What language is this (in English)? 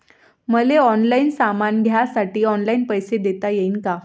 Marathi